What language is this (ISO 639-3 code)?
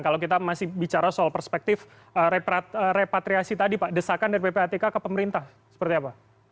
ind